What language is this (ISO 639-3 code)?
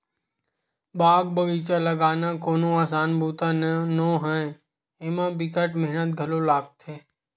hne